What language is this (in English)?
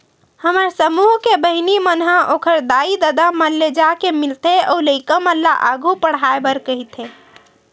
Chhattisgarhi